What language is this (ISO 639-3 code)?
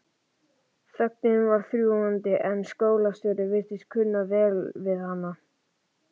isl